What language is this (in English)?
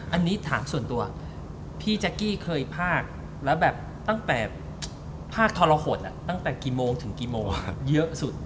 Thai